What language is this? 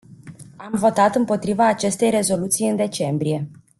Romanian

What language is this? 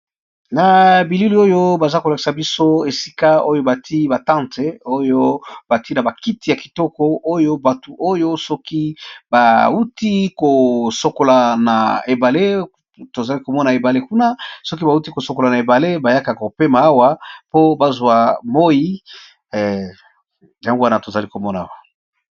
Lingala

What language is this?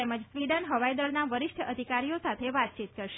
Gujarati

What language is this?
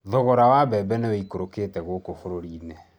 Kikuyu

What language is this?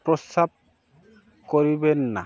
Bangla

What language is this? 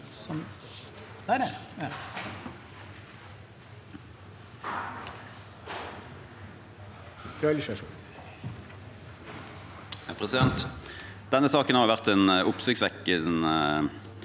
Norwegian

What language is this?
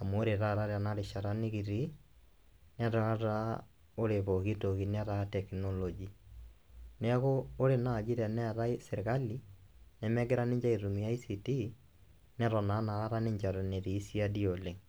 Masai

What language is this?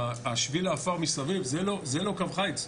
Hebrew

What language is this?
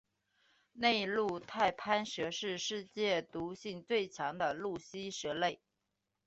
Chinese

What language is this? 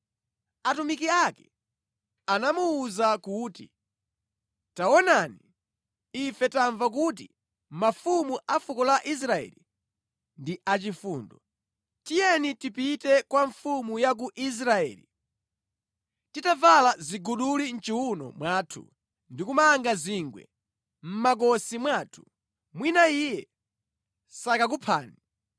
Nyanja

